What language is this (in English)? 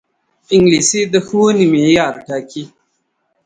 Pashto